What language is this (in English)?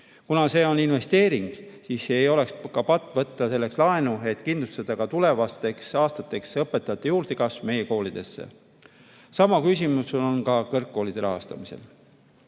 Estonian